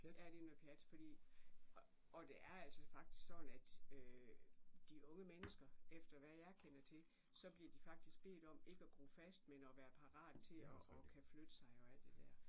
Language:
Danish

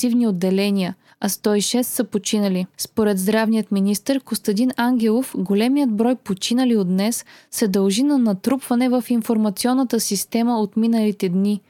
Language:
Bulgarian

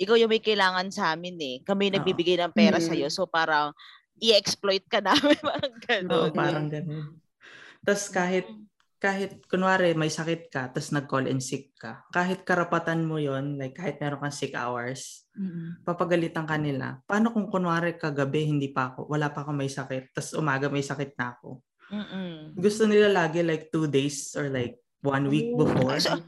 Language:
Filipino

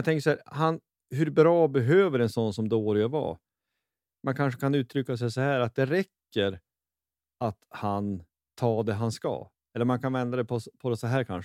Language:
Swedish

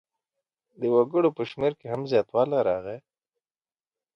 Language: Pashto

